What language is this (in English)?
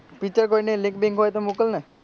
Gujarati